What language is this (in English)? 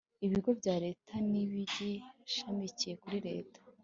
Kinyarwanda